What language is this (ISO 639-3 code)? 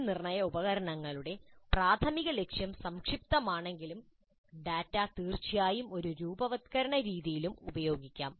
mal